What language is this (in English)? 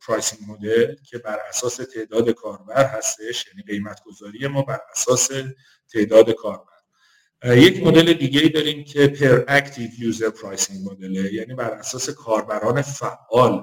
Persian